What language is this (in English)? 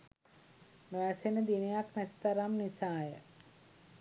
Sinhala